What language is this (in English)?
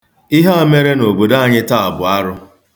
Igbo